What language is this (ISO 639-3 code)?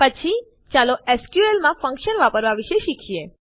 guj